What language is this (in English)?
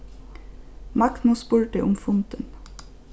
Faroese